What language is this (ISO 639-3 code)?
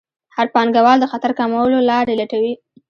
pus